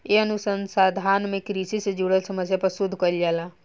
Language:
Bhojpuri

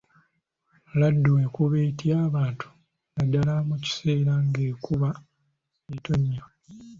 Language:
Ganda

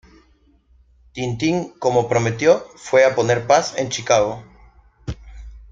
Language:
Spanish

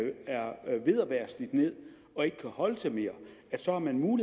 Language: Danish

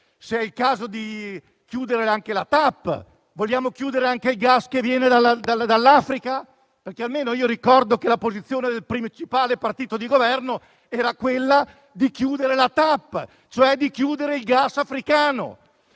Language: Italian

